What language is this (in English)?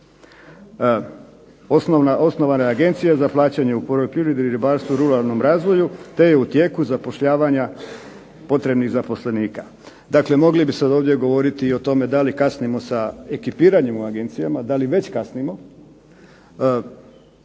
Croatian